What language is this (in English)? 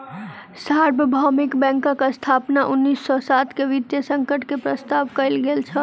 Maithili